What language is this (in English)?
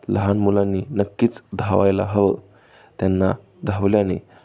Marathi